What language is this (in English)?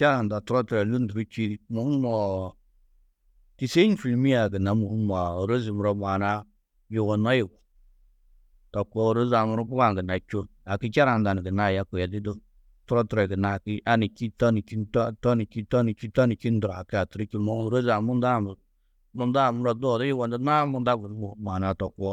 Tedaga